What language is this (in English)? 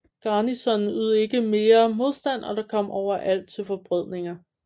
Danish